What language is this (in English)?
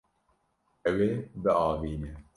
Kurdish